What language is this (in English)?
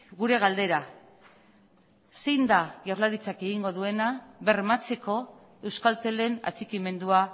Basque